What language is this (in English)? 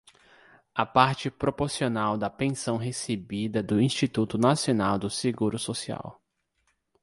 Portuguese